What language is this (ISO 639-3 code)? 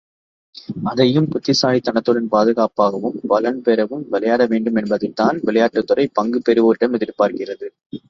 tam